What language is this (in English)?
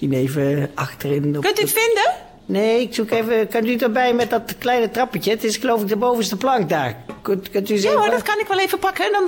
Dutch